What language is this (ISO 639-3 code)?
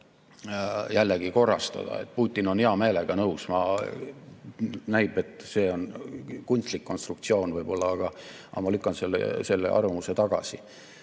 est